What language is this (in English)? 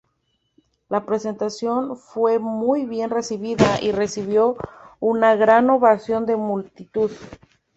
Spanish